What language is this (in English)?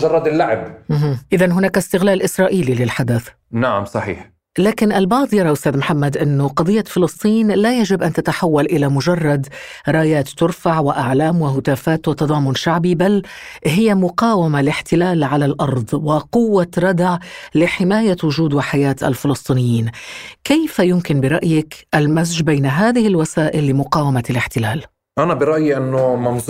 Arabic